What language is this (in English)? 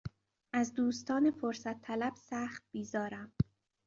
Persian